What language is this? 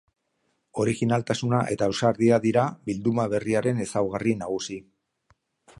Basque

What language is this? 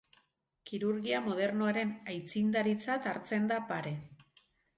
Basque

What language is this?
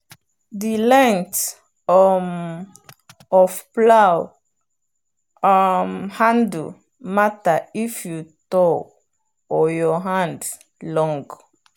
Nigerian Pidgin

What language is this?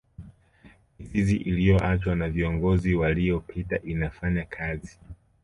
Swahili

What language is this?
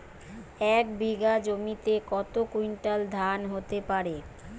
Bangla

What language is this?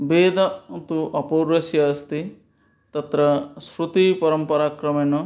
Sanskrit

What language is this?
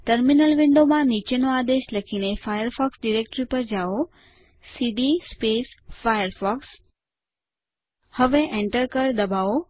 Gujarati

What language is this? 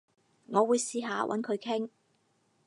Cantonese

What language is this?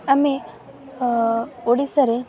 Odia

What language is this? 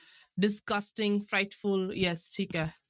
Punjabi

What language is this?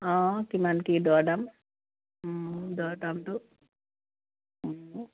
Assamese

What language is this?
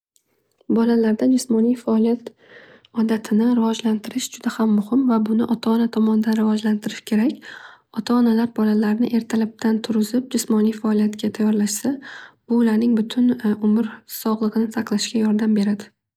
Uzbek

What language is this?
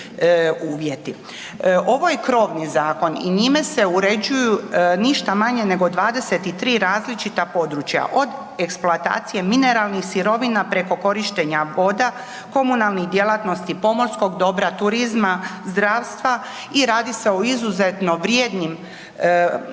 Croatian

